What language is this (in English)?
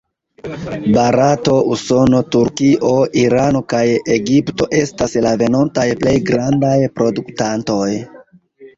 Esperanto